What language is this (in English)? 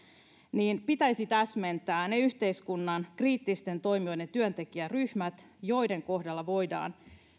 Finnish